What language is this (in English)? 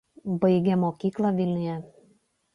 Lithuanian